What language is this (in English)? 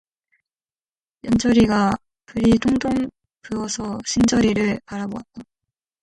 Korean